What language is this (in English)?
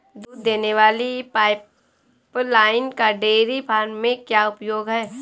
Hindi